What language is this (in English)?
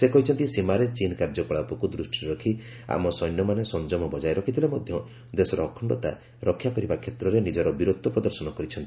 Odia